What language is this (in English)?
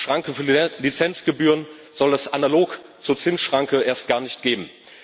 German